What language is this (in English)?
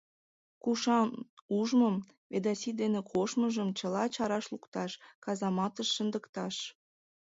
Mari